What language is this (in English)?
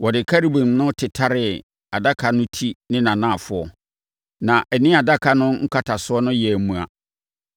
Akan